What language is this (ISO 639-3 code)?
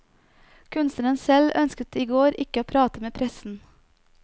nor